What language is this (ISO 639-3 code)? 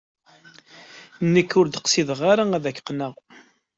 kab